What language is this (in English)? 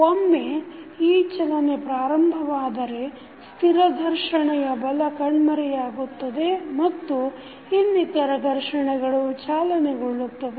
Kannada